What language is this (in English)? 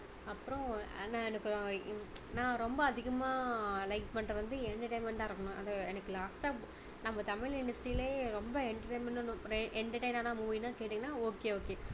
Tamil